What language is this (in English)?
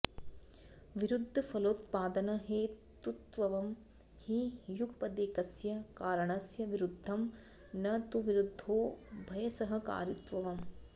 Sanskrit